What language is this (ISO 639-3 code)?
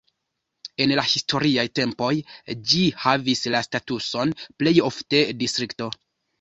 epo